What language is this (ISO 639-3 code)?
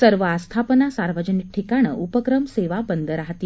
mar